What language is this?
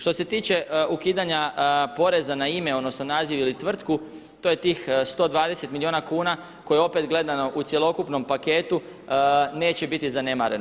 Croatian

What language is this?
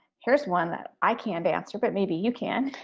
English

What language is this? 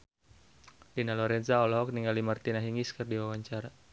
Sundanese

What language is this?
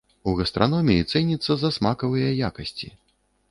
Belarusian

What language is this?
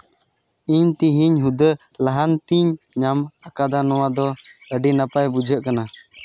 Santali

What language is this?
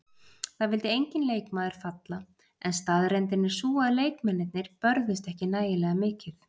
Icelandic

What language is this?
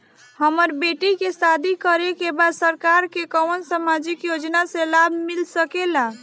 Bhojpuri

